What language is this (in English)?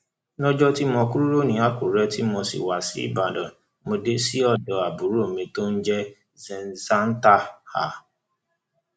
Yoruba